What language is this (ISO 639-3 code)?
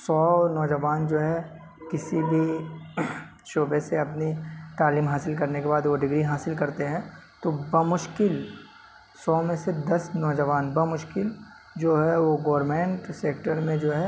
urd